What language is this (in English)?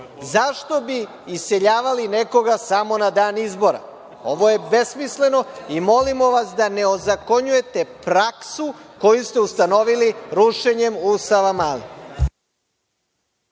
Serbian